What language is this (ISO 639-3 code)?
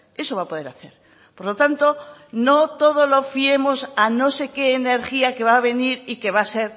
spa